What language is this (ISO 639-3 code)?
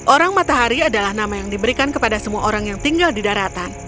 ind